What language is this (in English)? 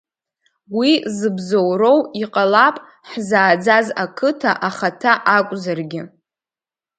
Abkhazian